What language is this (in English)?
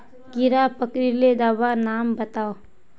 Magahi